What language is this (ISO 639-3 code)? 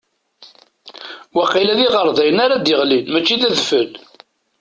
kab